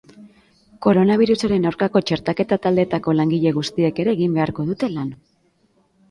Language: Basque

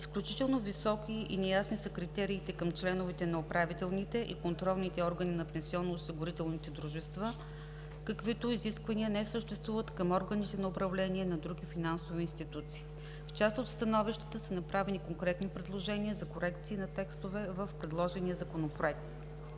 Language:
Bulgarian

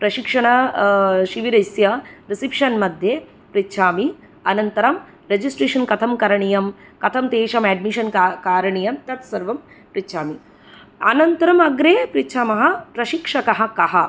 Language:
Sanskrit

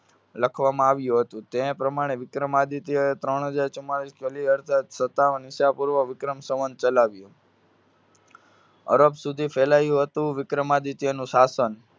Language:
Gujarati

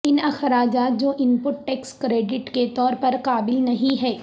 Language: Urdu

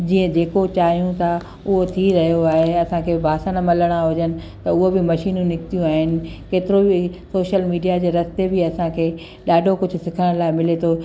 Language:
Sindhi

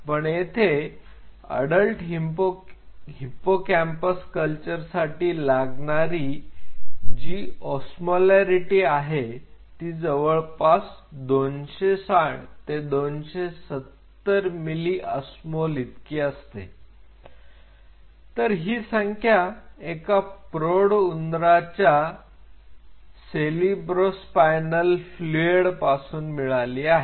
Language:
Marathi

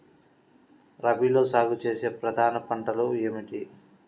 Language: Telugu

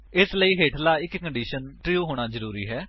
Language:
Punjabi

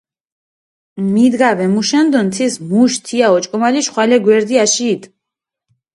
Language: Mingrelian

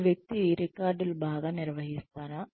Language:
Telugu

